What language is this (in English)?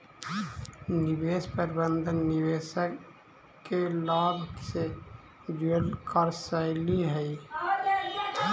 Magahi